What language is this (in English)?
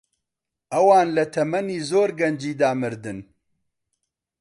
Central Kurdish